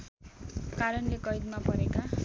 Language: Nepali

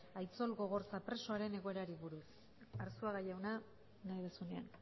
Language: Basque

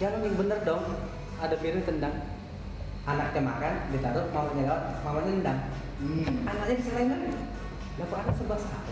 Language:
Indonesian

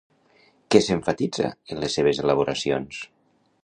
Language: Catalan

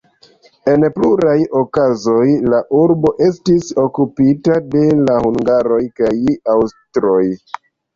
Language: Esperanto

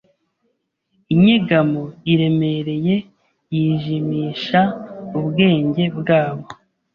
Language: Kinyarwanda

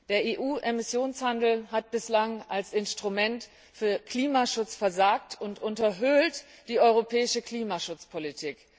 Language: German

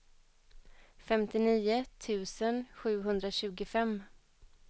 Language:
Swedish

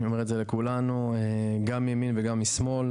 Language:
Hebrew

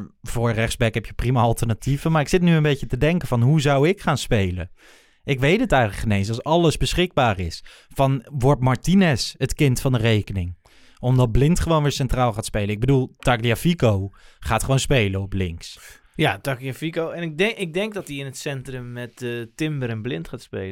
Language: Dutch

